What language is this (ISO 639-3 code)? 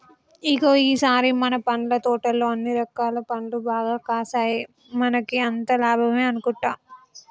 tel